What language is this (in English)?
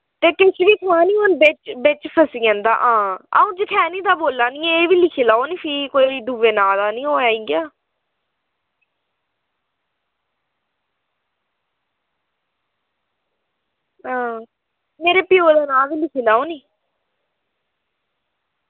Dogri